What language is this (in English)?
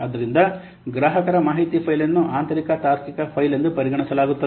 Kannada